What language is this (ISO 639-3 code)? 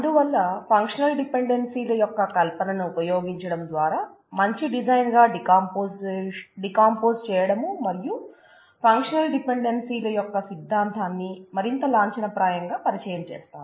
tel